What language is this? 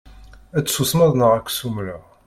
Kabyle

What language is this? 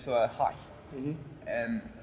Icelandic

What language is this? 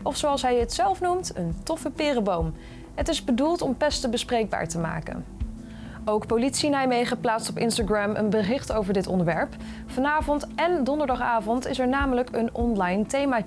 Dutch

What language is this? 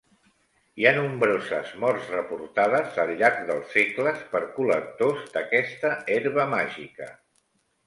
Catalan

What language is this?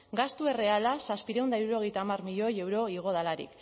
Basque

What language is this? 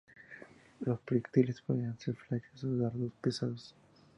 Spanish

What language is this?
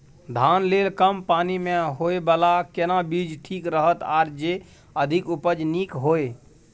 Maithili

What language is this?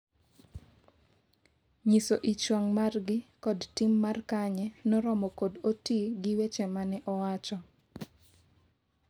Luo (Kenya and Tanzania)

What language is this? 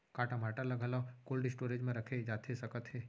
Chhattisgarhi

